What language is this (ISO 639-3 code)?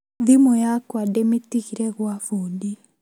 kik